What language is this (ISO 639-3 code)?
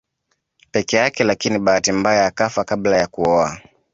swa